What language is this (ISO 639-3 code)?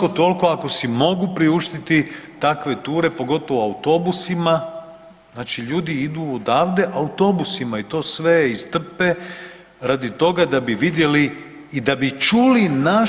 hrv